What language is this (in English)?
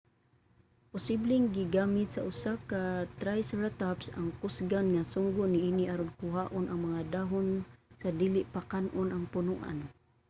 Cebuano